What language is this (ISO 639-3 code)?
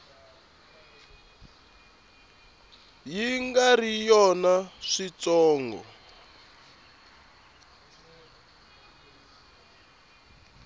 tso